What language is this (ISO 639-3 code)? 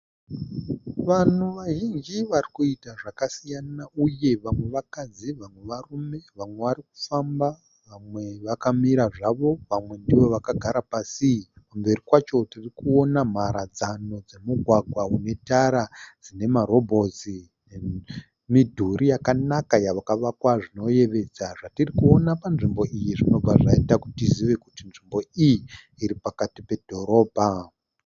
sna